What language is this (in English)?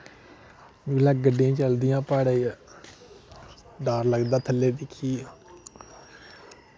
Dogri